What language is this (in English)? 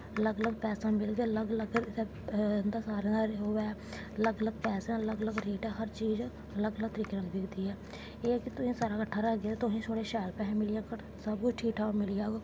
Dogri